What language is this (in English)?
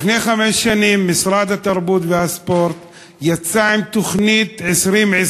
Hebrew